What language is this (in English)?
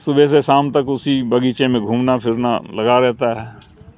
Urdu